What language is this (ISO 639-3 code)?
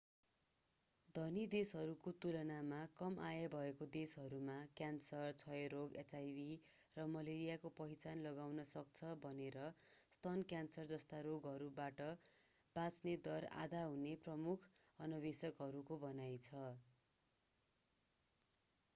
nep